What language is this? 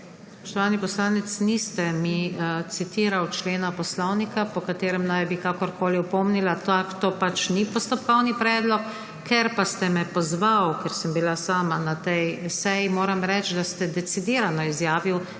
Slovenian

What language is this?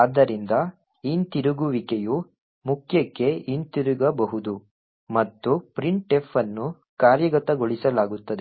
Kannada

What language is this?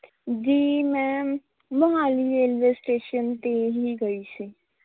Punjabi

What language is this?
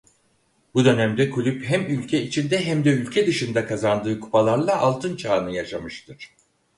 Turkish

